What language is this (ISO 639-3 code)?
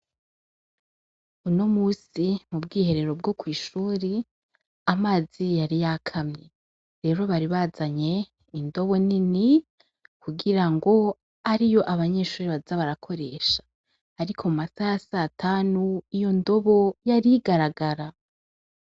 run